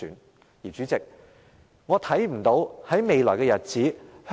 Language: Cantonese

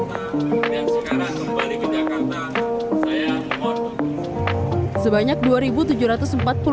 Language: Indonesian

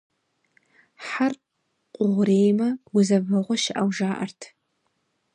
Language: Kabardian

